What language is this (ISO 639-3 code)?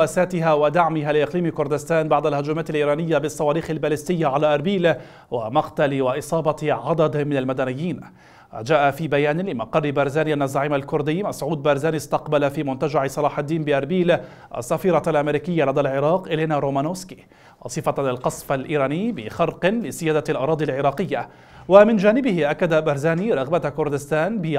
ara